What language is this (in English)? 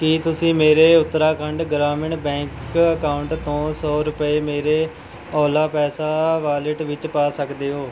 Punjabi